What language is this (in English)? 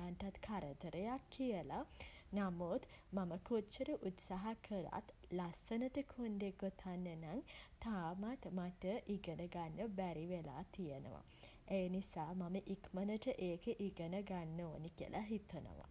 Sinhala